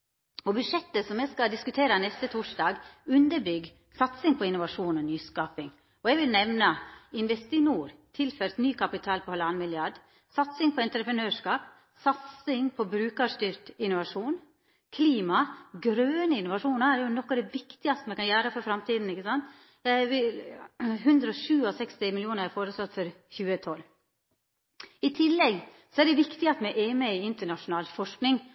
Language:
Norwegian Nynorsk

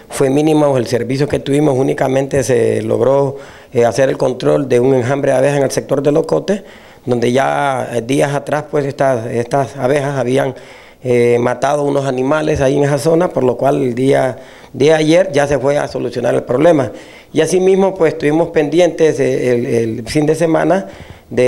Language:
Spanish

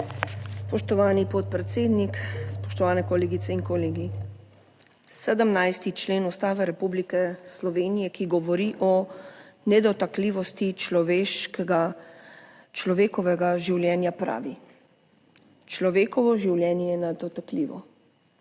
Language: Slovenian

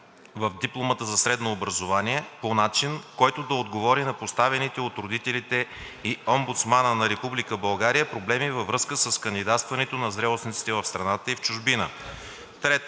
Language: Bulgarian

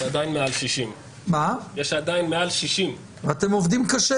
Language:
Hebrew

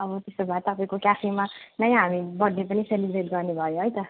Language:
Nepali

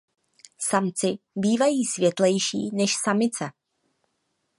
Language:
Czech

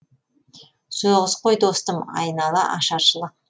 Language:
Kazakh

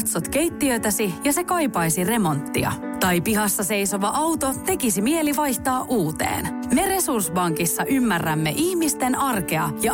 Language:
Finnish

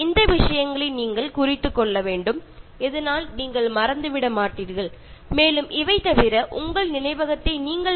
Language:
Malayalam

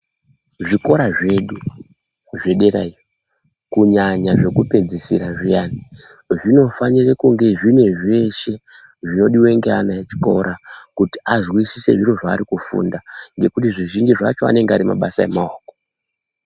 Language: Ndau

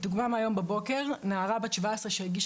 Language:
Hebrew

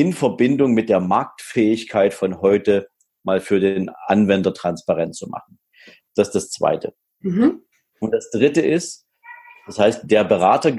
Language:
German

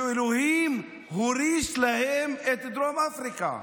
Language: Hebrew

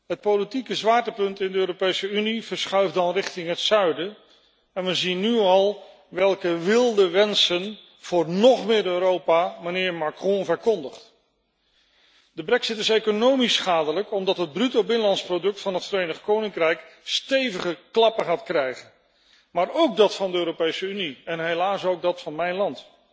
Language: Dutch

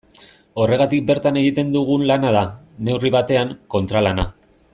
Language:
Basque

